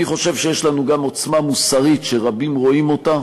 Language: Hebrew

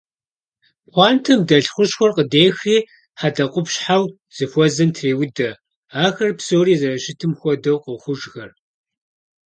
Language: Kabardian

